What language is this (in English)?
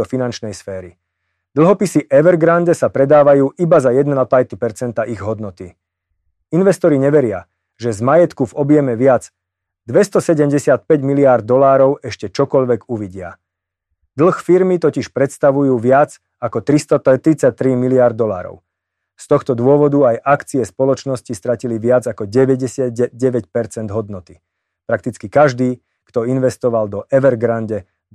Slovak